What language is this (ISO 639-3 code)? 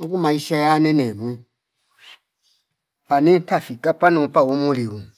fip